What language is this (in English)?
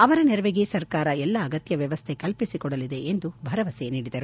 Kannada